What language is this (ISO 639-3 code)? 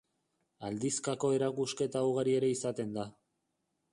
eus